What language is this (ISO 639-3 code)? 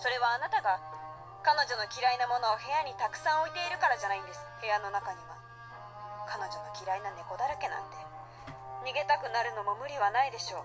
jpn